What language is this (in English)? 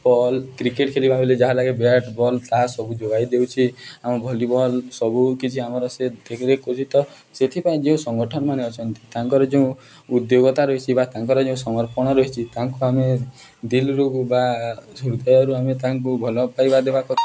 Odia